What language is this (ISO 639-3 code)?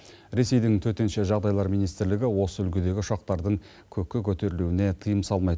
kaz